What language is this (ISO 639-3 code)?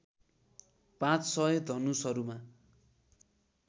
nep